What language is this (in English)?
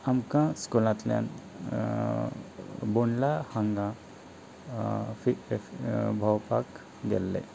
Konkani